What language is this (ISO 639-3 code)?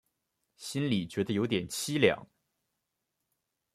zho